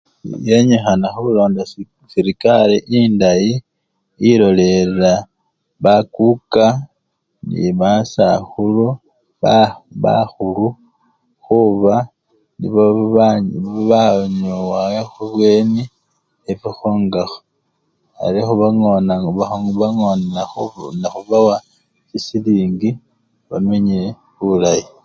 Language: Luyia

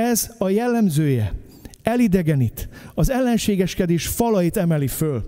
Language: Hungarian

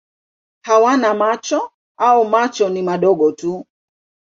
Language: Swahili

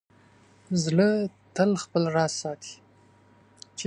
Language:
Pashto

